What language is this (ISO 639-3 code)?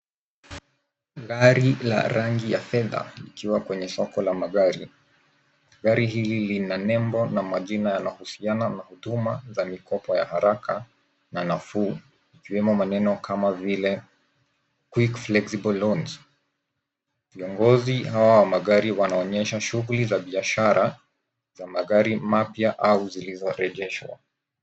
swa